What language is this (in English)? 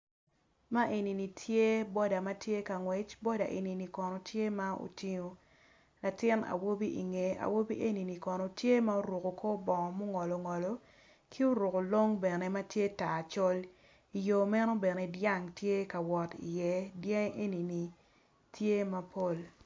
Acoli